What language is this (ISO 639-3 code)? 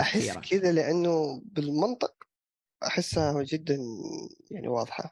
ara